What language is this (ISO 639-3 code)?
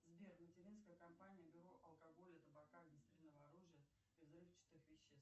rus